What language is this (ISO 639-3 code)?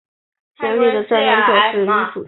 zho